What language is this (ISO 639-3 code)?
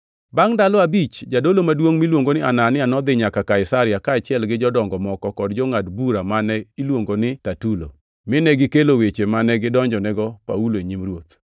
luo